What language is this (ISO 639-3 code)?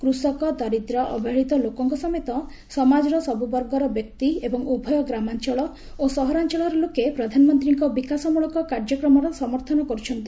ori